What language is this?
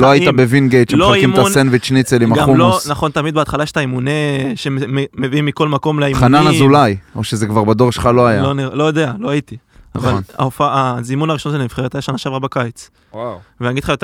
Hebrew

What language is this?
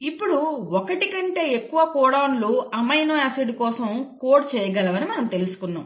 Telugu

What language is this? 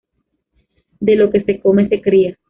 Spanish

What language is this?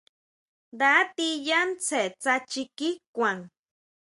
Huautla Mazatec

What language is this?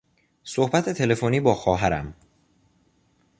Persian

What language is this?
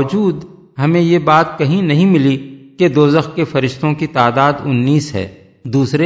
Urdu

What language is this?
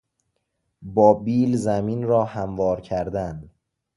Persian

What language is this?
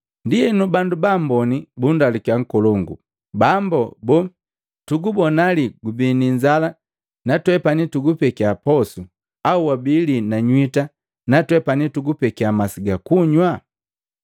Matengo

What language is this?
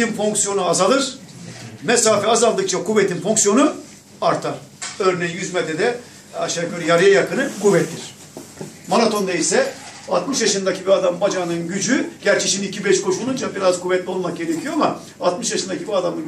Turkish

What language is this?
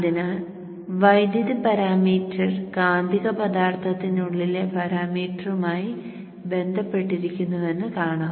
Malayalam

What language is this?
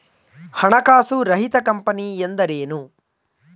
Kannada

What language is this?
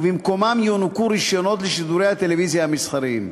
Hebrew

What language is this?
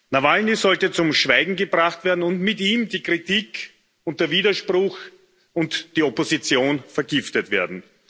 German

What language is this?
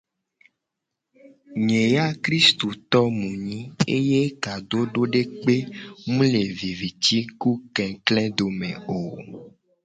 Gen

